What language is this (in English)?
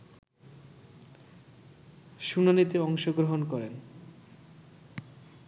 Bangla